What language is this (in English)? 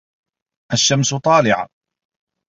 Arabic